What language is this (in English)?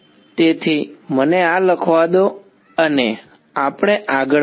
Gujarati